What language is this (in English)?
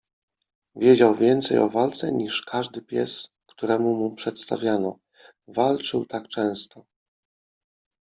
Polish